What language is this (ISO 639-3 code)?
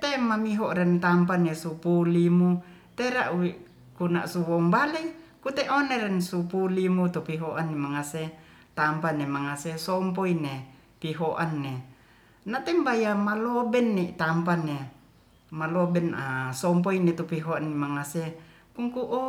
rth